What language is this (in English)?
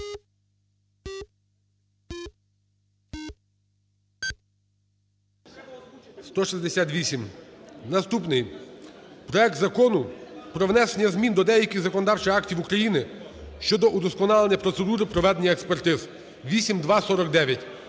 Ukrainian